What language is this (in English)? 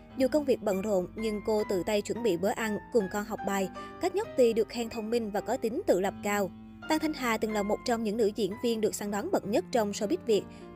Vietnamese